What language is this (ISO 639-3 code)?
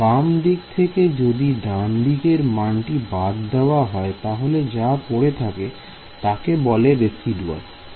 ben